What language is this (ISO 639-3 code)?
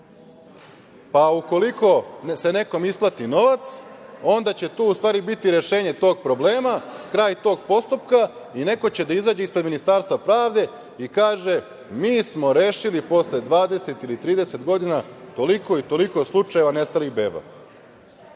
srp